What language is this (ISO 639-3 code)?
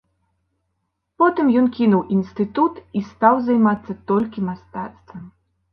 bel